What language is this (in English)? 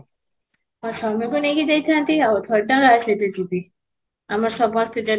Odia